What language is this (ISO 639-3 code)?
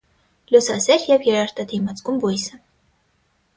hye